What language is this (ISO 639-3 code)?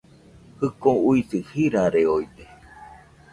hux